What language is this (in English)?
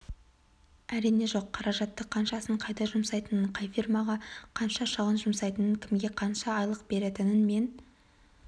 Kazakh